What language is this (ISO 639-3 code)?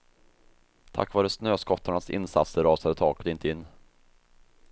swe